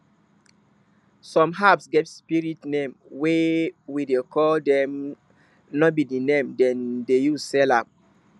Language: Nigerian Pidgin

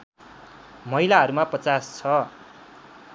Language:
Nepali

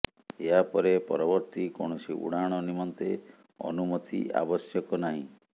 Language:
Odia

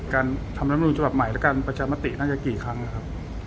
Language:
Thai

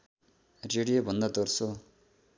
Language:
Nepali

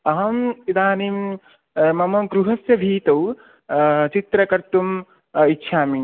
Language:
Sanskrit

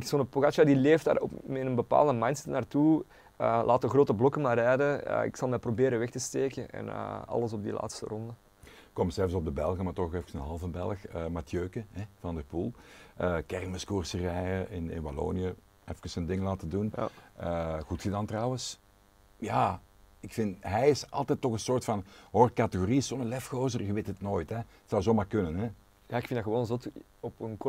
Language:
Dutch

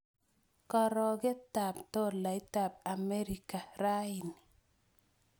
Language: Kalenjin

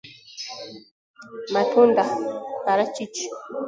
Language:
Swahili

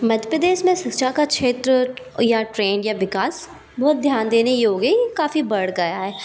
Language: Hindi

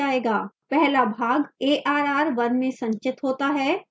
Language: Hindi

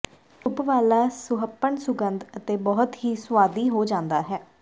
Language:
Punjabi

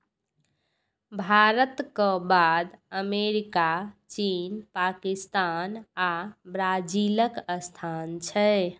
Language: Maithili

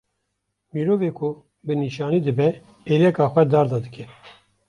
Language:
Kurdish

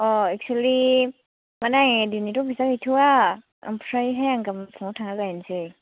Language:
Bodo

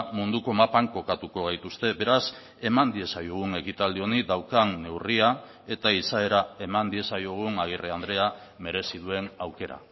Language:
Basque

